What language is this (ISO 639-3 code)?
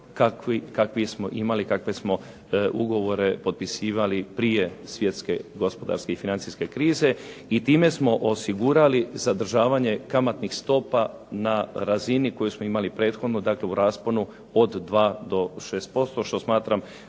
hrv